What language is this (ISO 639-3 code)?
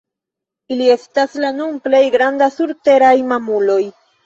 epo